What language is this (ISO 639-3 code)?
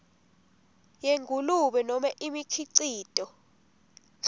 ssw